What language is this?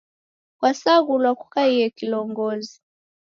Taita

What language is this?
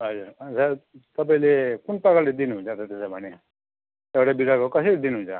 Nepali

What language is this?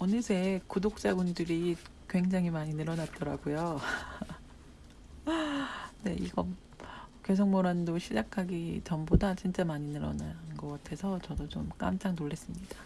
Korean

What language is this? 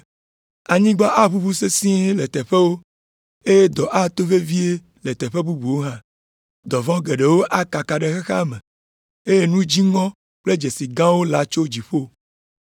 Ewe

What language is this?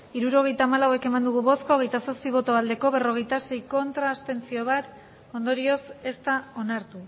Basque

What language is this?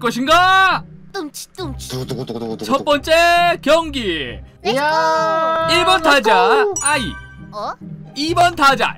Korean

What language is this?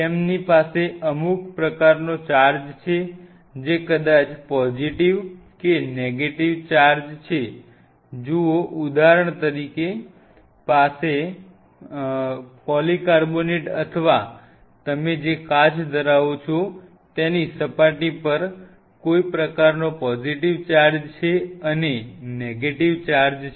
Gujarati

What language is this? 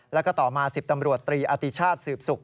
Thai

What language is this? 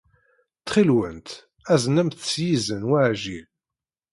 Kabyle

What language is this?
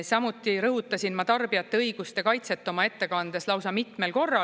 Estonian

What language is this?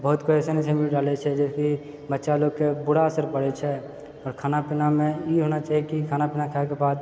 Maithili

